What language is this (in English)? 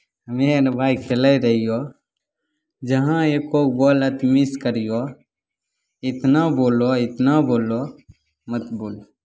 Maithili